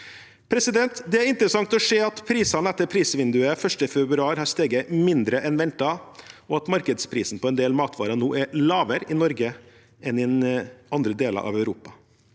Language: Norwegian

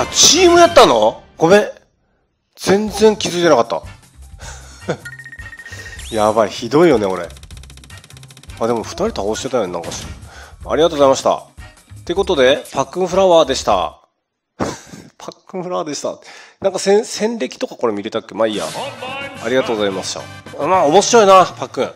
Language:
Japanese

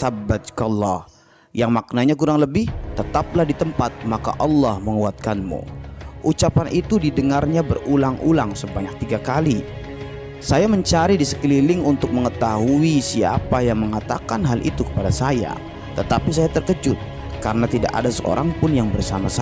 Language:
Indonesian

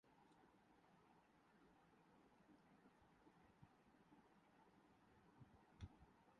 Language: Urdu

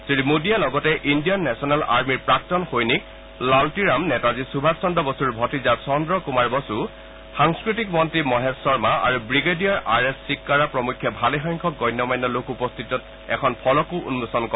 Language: Assamese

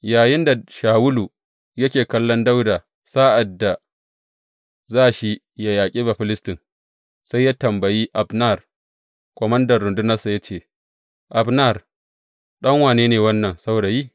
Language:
Hausa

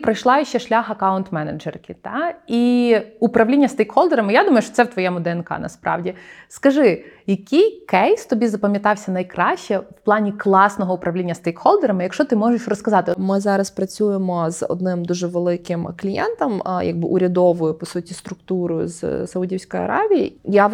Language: Ukrainian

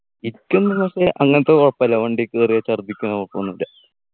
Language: Malayalam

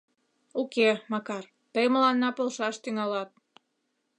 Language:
Mari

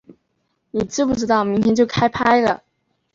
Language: Chinese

